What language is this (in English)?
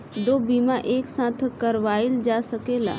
Bhojpuri